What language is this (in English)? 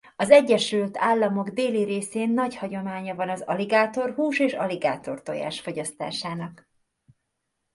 Hungarian